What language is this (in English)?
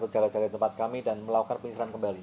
Indonesian